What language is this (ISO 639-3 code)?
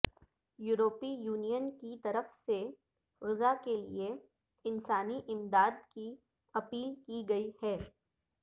urd